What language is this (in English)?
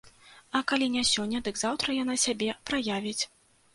Belarusian